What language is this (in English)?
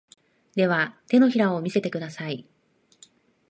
Japanese